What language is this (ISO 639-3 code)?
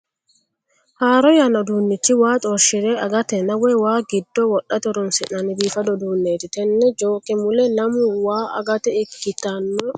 sid